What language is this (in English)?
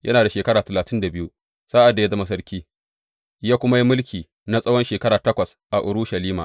Hausa